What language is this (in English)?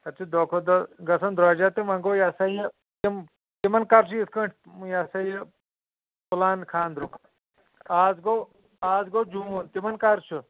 Kashmiri